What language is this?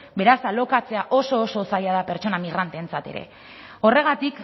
Basque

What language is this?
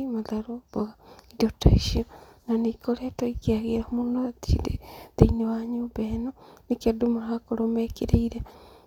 Kikuyu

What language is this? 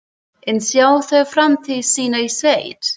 Icelandic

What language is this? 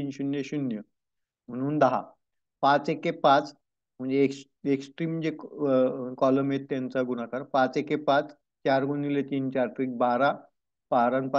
Romanian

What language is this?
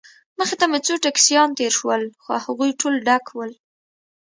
Pashto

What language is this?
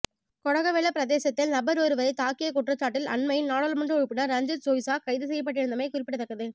Tamil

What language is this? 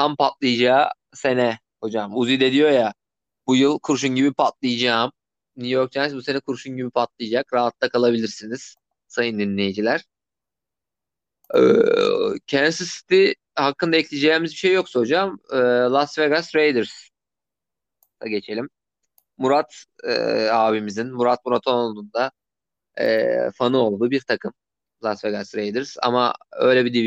Turkish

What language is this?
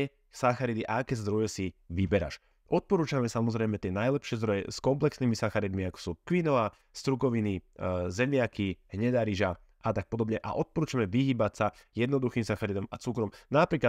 Slovak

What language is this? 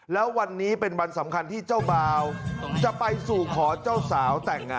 Thai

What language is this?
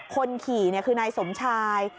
Thai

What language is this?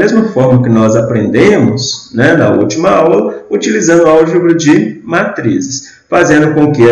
Portuguese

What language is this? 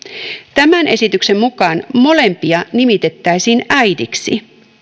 Finnish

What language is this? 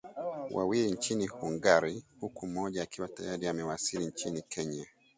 Swahili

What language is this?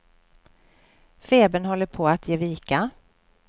Swedish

